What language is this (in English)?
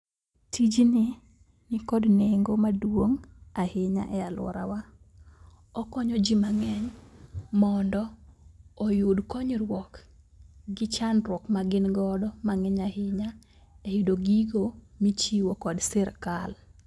Luo (Kenya and Tanzania)